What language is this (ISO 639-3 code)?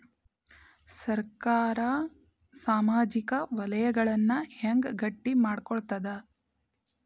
kan